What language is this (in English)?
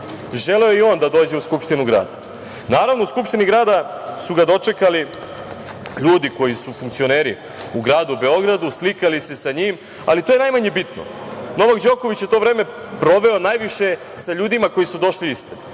Serbian